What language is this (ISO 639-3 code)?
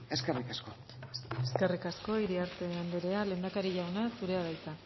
eus